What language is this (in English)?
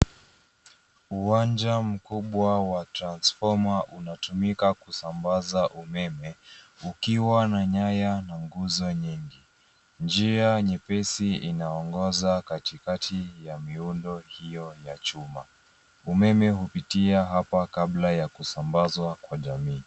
Swahili